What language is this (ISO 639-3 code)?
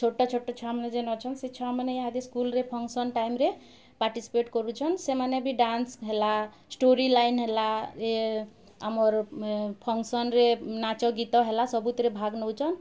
ori